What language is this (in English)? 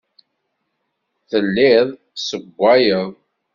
Kabyle